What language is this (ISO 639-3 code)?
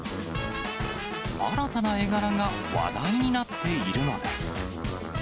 jpn